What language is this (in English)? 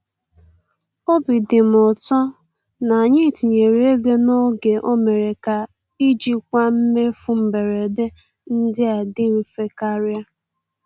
Igbo